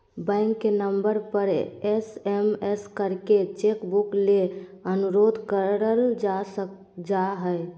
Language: Magahi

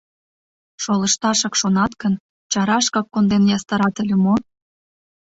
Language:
Mari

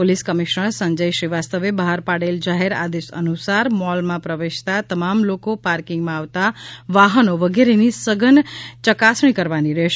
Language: Gujarati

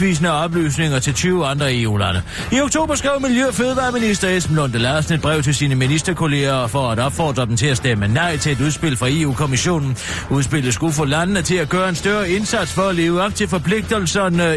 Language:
Danish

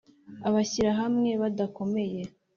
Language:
Kinyarwanda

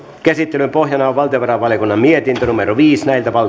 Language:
Finnish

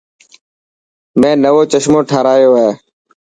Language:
Dhatki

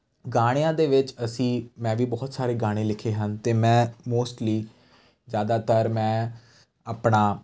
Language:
Punjabi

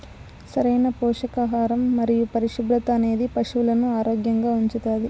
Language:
Telugu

